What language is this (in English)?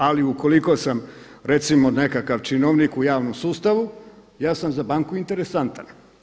Croatian